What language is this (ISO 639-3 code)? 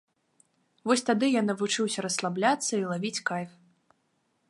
bel